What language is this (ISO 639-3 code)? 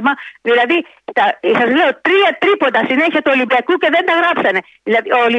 ell